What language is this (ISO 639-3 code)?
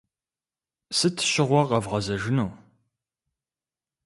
kbd